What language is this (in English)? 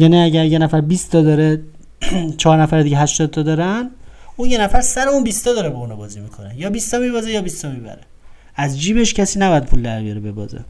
Persian